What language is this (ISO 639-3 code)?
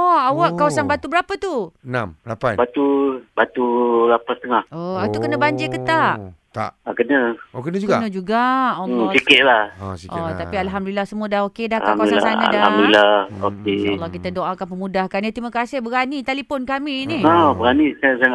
msa